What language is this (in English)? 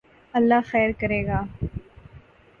Urdu